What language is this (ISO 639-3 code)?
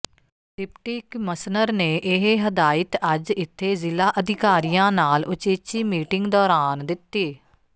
pan